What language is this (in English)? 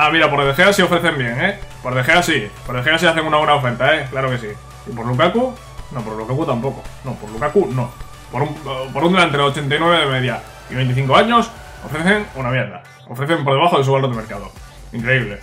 Spanish